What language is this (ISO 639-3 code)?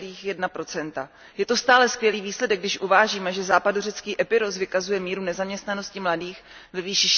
ces